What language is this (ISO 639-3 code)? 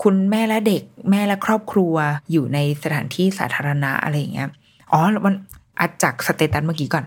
tha